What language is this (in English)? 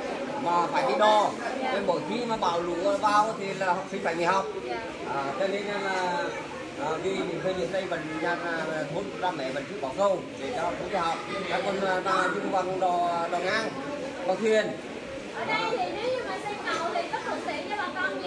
Vietnamese